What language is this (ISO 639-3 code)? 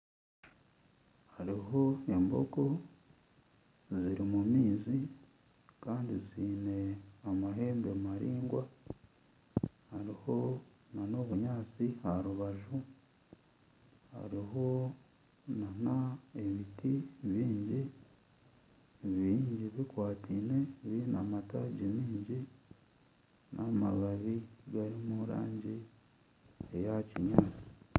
nyn